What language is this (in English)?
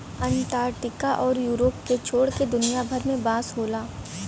Bhojpuri